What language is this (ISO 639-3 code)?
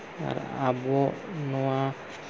sat